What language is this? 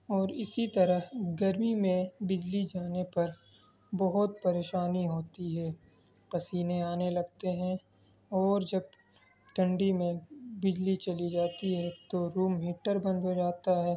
Urdu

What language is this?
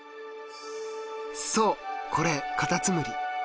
Japanese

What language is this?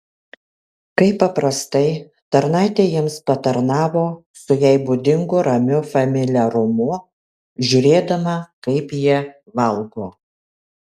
Lithuanian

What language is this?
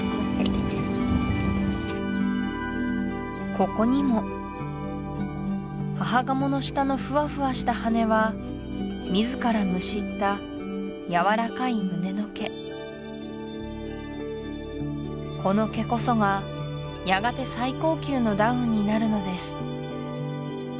Japanese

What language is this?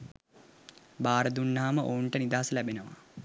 Sinhala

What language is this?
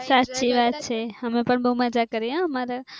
Gujarati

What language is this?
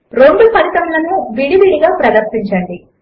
Telugu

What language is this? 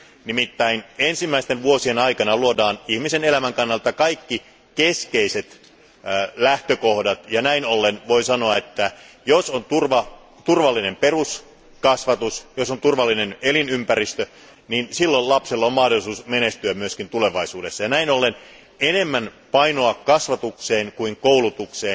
Finnish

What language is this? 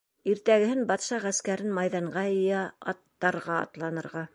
Bashkir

